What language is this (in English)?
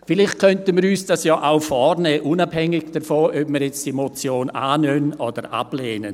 Swiss German